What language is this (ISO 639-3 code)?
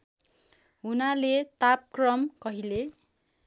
nep